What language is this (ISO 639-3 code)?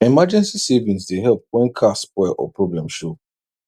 pcm